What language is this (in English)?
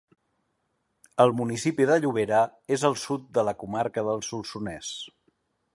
Catalan